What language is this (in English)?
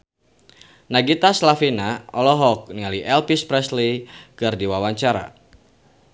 Sundanese